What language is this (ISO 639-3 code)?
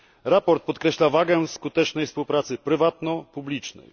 pol